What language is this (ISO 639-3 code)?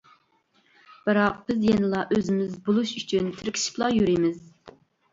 uig